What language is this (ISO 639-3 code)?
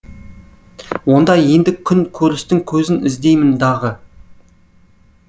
kaz